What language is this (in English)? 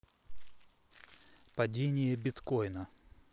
Russian